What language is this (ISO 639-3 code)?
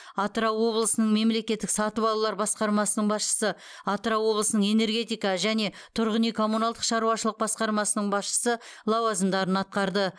kaz